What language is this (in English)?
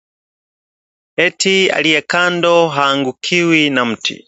Swahili